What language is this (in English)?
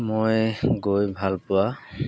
Assamese